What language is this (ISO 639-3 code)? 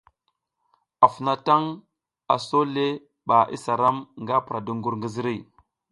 giz